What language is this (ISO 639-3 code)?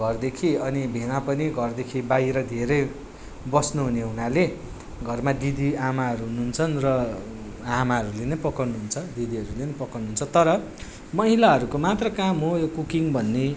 nep